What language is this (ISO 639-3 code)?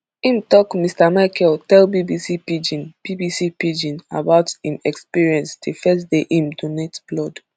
pcm